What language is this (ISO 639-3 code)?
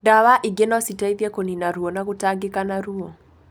kik